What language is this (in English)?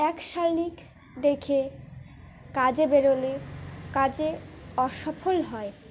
Bangla